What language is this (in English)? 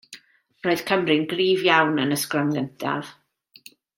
Welsh